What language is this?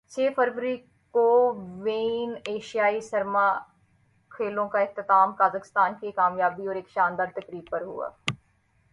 Urdu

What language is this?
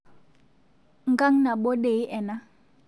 Masai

